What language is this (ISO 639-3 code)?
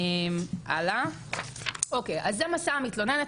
heb